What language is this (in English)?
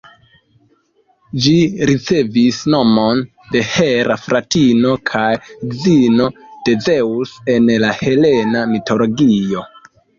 Esperanto